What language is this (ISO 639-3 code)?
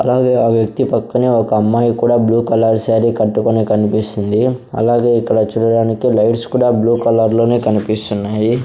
tel